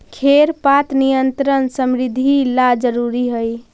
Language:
Magahi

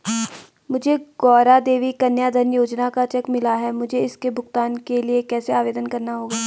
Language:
Hindi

